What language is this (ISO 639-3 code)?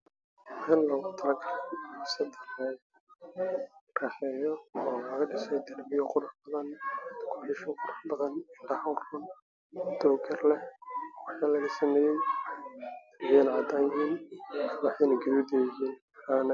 som